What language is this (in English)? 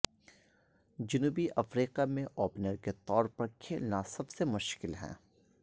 Urdu